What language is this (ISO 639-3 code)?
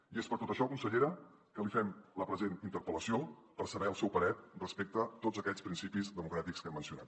cat